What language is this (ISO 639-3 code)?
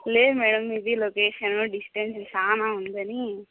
tel